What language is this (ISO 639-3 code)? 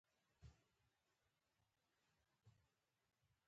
pus